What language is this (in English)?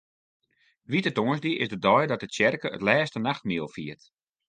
Western Frisian